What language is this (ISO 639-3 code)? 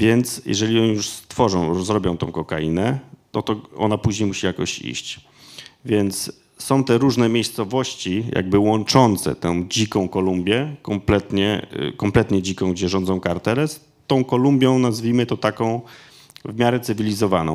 pol